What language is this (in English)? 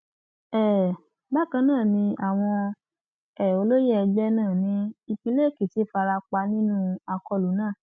Yoruba